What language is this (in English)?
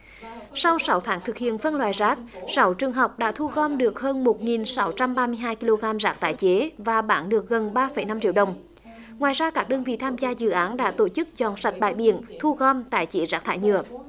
Vietnamese